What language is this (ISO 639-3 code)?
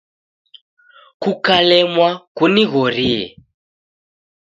dav